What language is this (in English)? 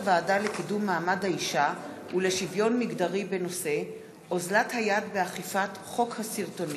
Hebrew